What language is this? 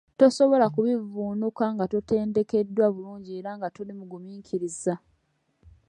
Ganda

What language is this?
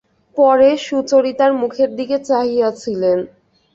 Bangla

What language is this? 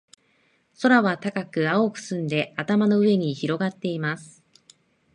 Japanese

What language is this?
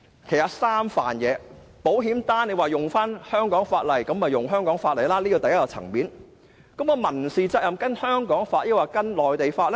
Cantonese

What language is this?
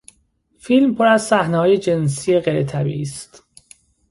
Persian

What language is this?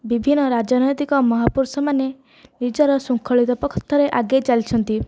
Odia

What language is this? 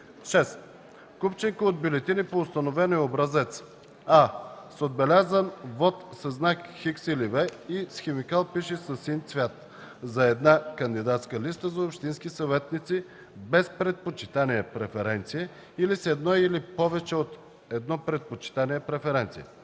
Bulgarian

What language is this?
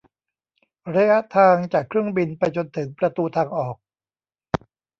Thai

